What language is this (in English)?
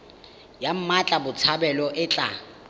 Tswana